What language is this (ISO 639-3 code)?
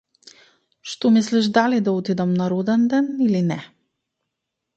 mkd